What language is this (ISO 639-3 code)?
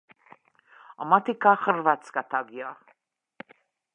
hun